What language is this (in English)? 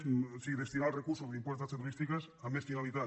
Catalan